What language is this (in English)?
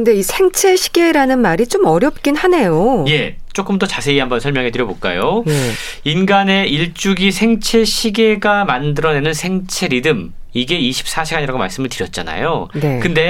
Korean